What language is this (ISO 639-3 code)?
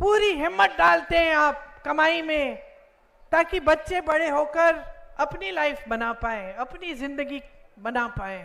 hin